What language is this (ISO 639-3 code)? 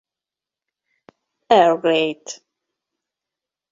hun